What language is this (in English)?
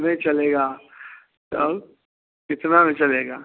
Hindi